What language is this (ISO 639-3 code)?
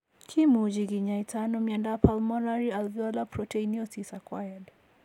kln